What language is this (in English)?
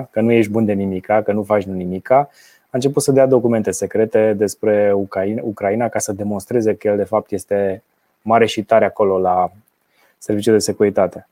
Romanian